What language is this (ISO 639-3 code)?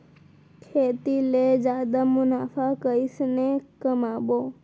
hne